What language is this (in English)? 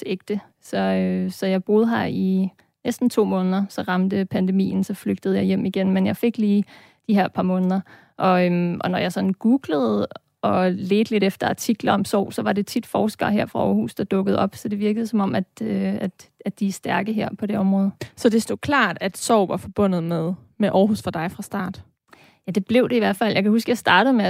Danish